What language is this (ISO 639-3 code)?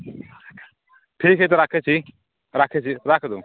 mai